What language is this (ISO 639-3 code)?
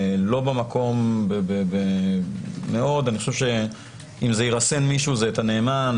heb